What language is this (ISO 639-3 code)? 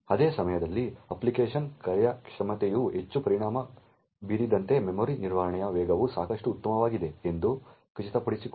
kan